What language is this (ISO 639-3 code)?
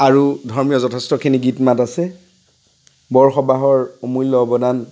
asm